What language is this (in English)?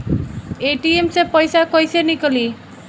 Bhojpuri